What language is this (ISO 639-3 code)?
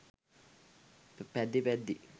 sin